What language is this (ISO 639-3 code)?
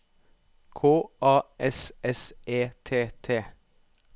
nor